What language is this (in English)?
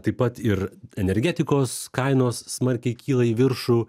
Lithuanian